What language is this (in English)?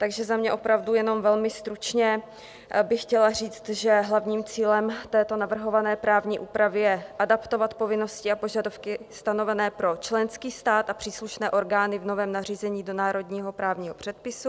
Czech